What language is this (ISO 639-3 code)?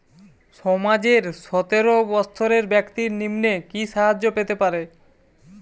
ben